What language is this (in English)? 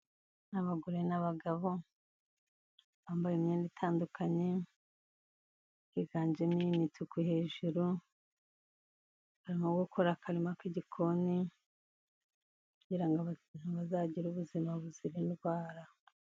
Kinyarwanda